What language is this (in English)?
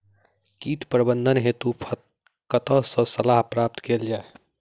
Maithili